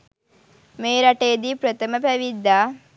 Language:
Sinhala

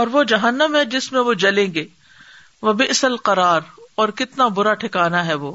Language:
Urdu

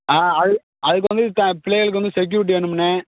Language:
Tamil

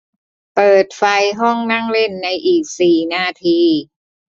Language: Thai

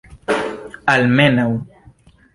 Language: Esperanto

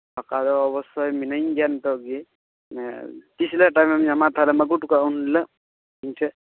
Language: Santali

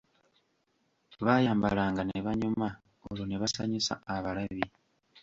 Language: Ganda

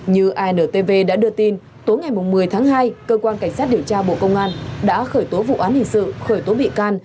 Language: Vietnamese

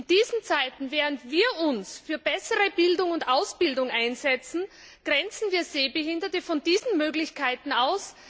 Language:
German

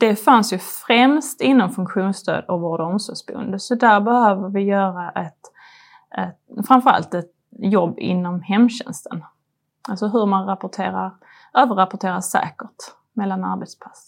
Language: Swedish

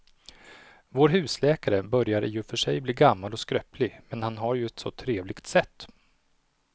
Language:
Swedish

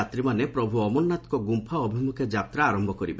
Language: Odia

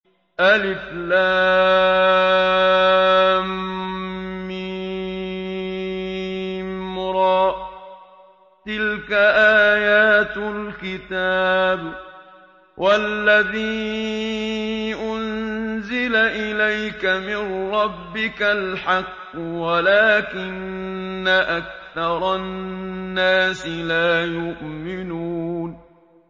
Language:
Arabic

